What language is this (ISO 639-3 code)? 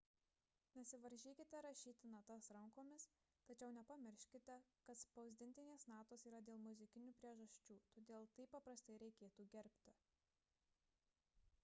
lit